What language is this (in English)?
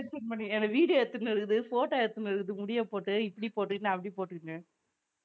Tamil